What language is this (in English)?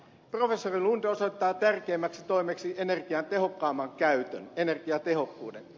Finnish